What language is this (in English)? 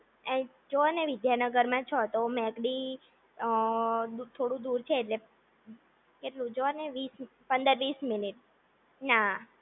Gujarati